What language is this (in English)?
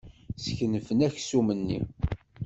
Kabyle